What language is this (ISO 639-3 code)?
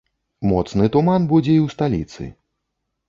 bel